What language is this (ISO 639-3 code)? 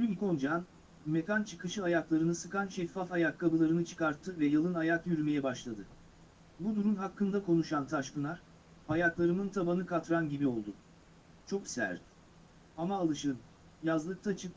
tur